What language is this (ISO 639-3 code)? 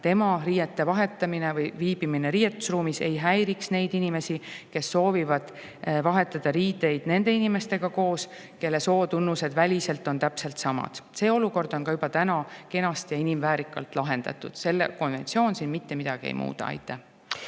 est